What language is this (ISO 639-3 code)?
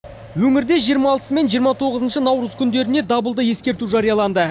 kaz